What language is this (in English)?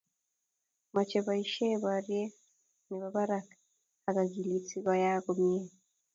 Kalenjin